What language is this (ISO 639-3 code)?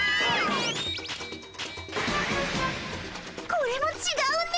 jpn